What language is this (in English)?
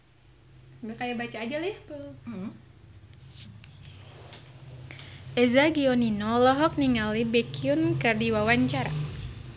Sundanese